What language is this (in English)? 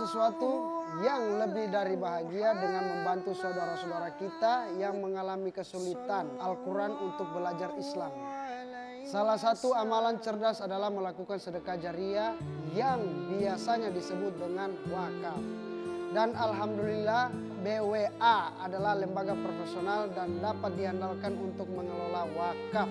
Indonesian